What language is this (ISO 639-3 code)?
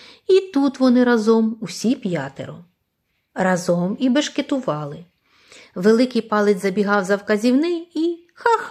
ukr